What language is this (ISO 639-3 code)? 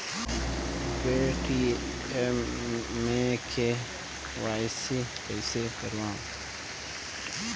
hne